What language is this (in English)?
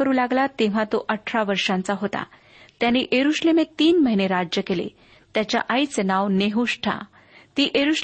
Marathi